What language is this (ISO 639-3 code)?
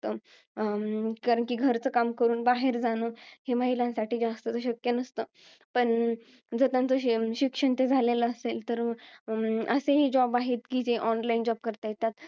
mar